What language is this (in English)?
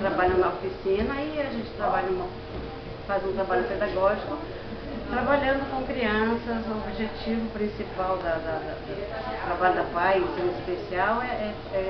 Portuguese